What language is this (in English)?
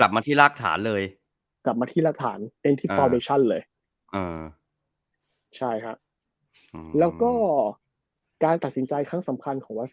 Thai